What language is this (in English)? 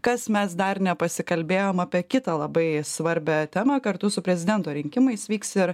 Lithuanian